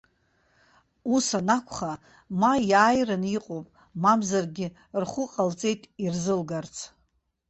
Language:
Abkhazian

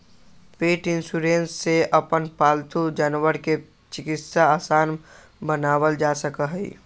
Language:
Magahi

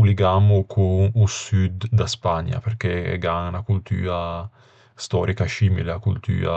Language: Ligurian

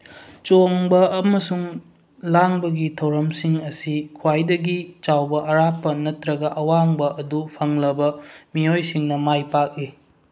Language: Manipuri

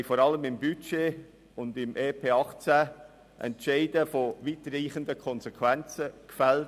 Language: Swiss German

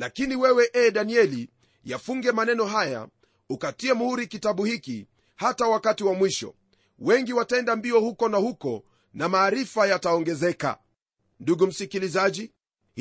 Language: Swahili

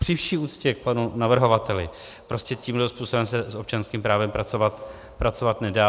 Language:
Czech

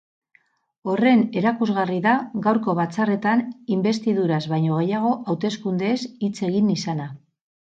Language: Basque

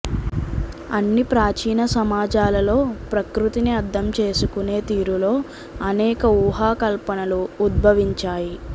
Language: Telugu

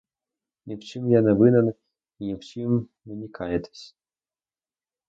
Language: Ukrainian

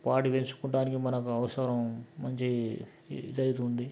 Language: Telugu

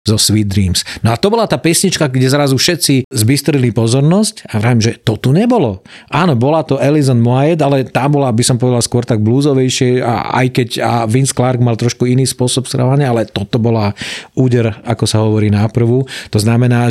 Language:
Slovak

